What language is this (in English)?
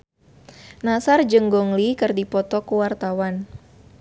Sundanese